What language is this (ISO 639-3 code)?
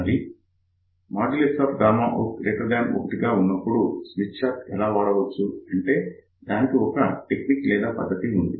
tel